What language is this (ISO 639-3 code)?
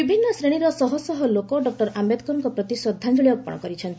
ori